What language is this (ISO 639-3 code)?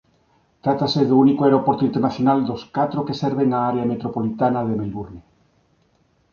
glg